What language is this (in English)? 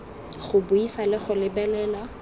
Tswana